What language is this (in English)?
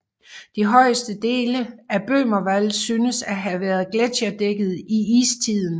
Danish